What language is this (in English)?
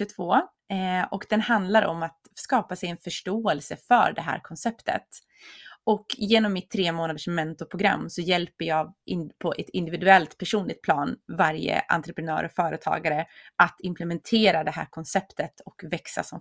Swedish